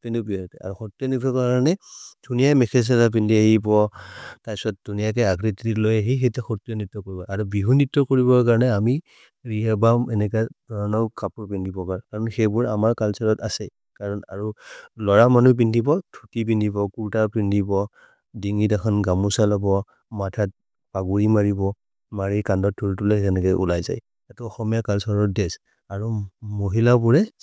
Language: Maria (India)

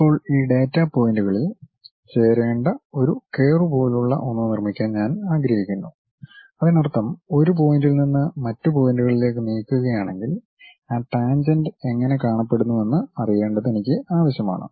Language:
Malayalam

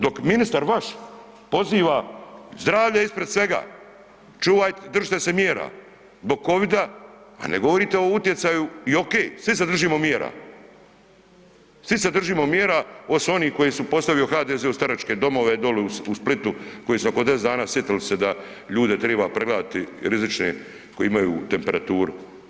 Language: Croatian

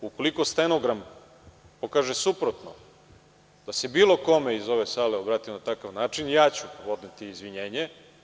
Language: Serbian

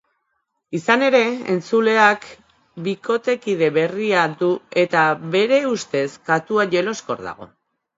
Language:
Basque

